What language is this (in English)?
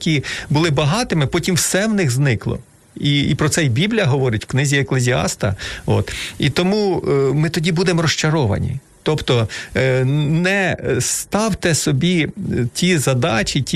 Ukrainian